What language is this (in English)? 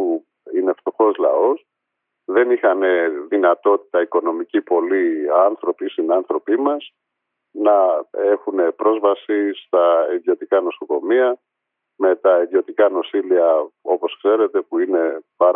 Greek